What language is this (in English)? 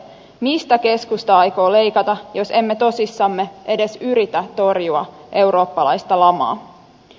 Finnish